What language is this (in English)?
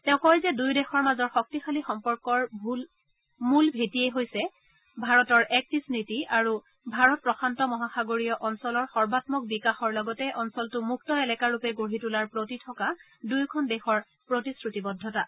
Assamese